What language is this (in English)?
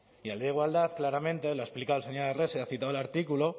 Spanish